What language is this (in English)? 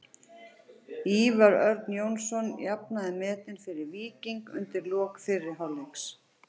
Icelandic